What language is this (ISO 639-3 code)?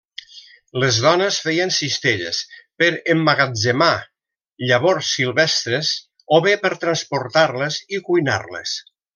cat